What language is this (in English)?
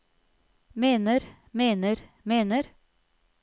Norwegian